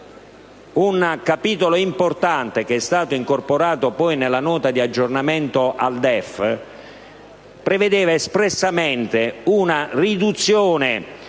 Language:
Italian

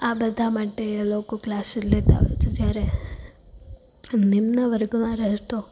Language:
Gujarati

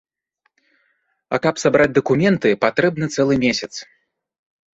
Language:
Belarusian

